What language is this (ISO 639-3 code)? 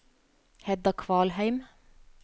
nor